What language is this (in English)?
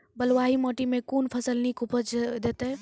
Maithili